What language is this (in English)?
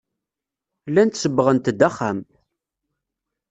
Kabyle